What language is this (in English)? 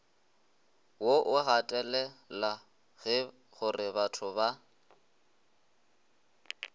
Northern Sotho